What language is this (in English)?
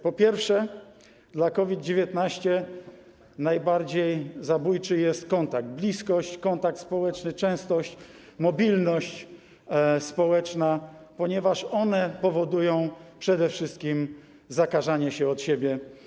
Polish